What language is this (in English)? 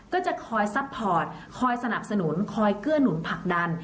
Thai